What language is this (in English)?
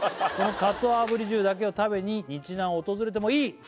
Japanese